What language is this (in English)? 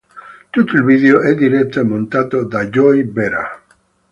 Italian